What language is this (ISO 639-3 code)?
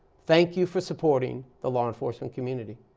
eng